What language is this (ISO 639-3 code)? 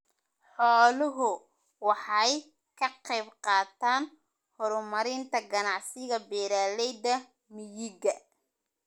som